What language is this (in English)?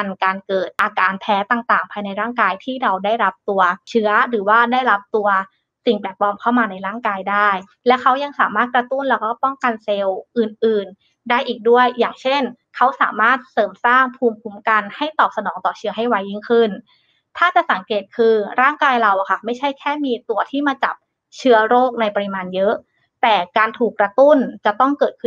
Thai